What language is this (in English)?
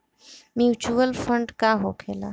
Bhojpuri